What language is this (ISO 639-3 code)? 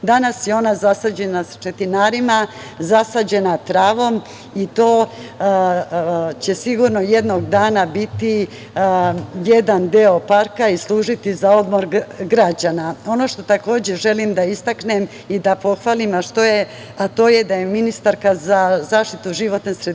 srp